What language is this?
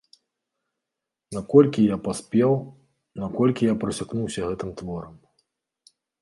Belarusian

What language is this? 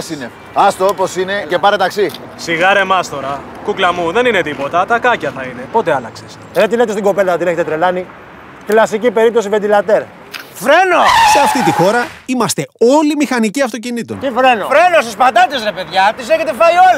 Greek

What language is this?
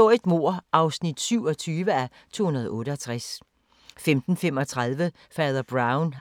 Danish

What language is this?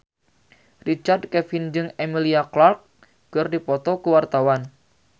Sundanese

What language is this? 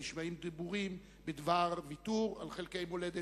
Hebrew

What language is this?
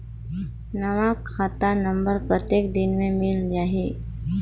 Chhattisgarhi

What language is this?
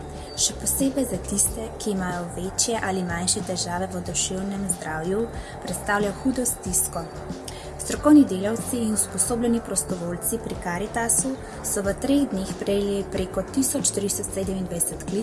Slovenian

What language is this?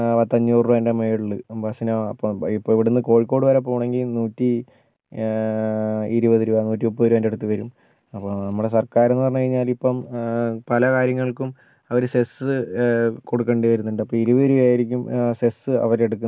Malayalam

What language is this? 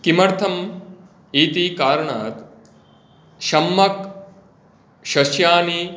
Sanskrit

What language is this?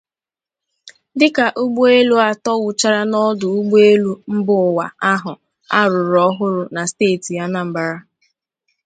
Igbo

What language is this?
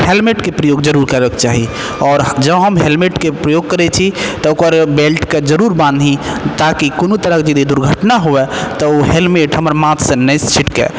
Maithili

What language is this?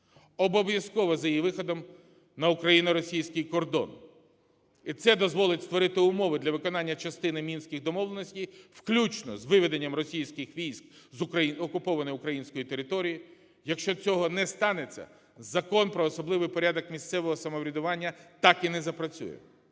Ukrainian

